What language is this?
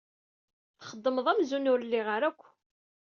Kabyle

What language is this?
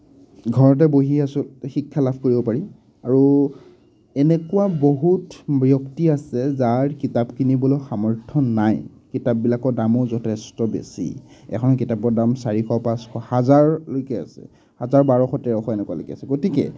Assamese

